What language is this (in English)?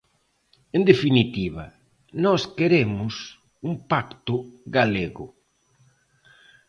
Galician